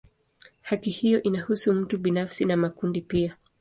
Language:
Swahili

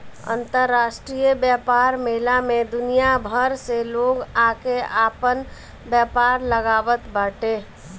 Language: Bhojpuri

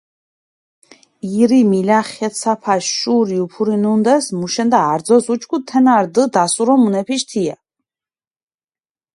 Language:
Mingrelian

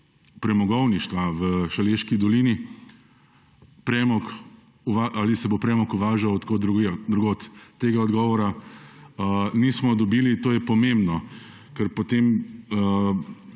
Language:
Slovenian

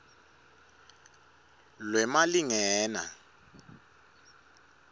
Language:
Swati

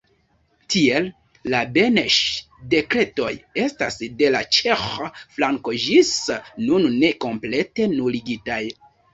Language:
Esperanto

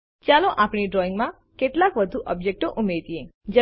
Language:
Gujarati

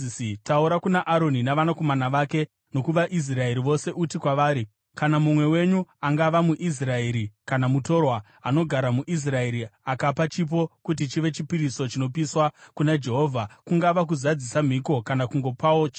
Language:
Shona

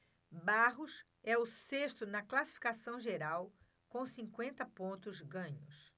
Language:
Portuguese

